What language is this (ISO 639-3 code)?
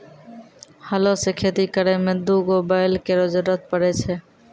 mai